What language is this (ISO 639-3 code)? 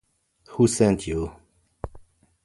deu